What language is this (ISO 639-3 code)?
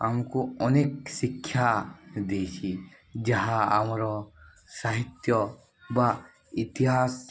ori